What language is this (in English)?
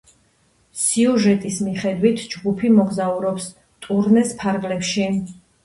Georgian